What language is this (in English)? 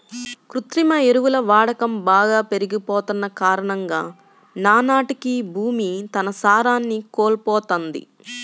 Telugu